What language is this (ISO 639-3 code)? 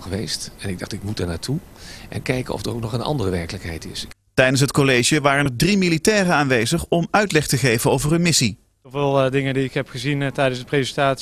nld